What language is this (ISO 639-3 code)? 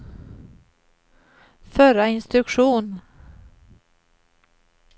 swe